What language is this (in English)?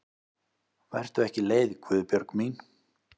Icelandic